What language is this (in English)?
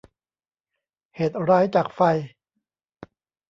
Thai